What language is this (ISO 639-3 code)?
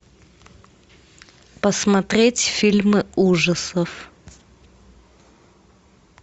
rus